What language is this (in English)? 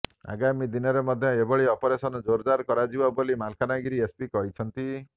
Odia